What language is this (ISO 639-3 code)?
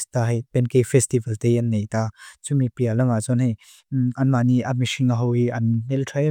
lus